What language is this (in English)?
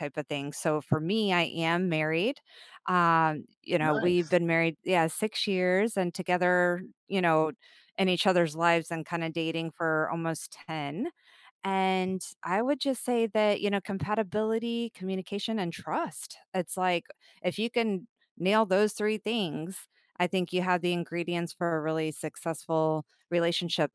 English